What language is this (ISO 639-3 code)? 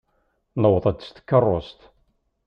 kab